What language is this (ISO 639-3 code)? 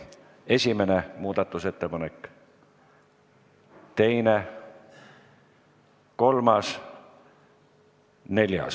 est